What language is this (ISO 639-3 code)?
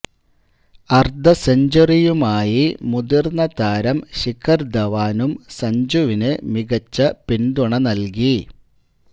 mal